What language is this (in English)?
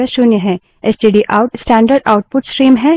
Hindi